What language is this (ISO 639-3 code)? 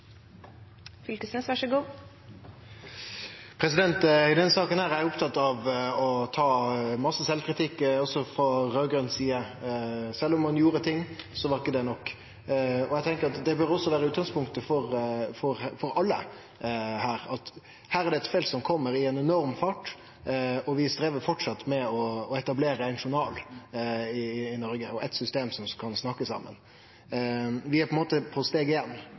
nno